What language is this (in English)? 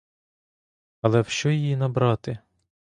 Ukrainian